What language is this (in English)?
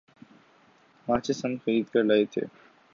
Urdu